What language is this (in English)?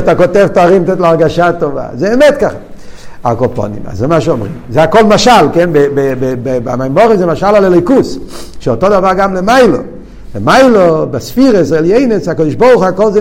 Hebrew